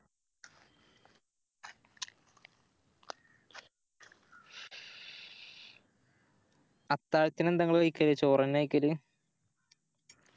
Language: Malayalam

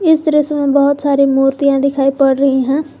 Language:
Hindi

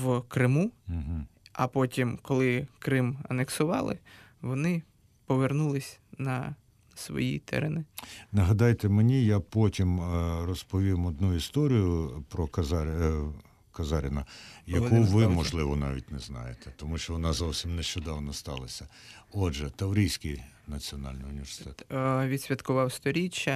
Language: Ukrainian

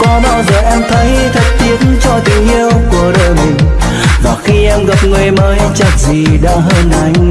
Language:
Vietnamese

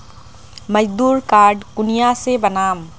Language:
Magahi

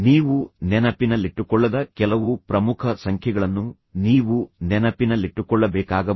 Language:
Kannada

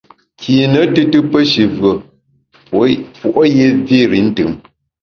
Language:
Bamun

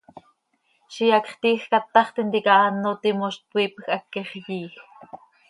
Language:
Seri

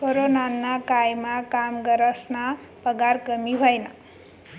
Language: Marathi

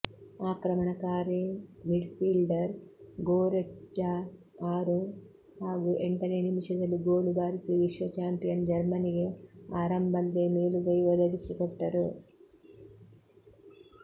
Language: Kannada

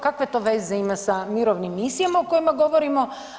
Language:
Croatian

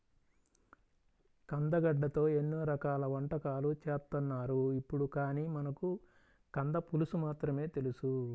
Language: Telugu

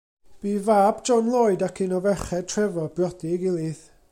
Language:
Welsh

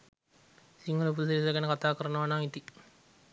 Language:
Sinhala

